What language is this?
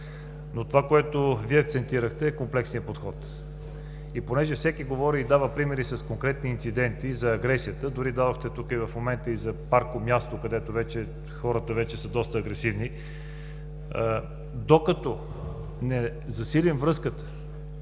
Bulgarian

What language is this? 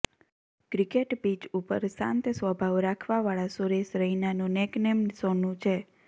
Gujarati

